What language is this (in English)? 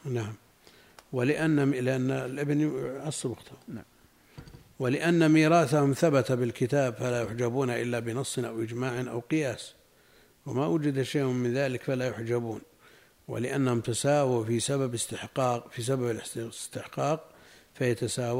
Arabic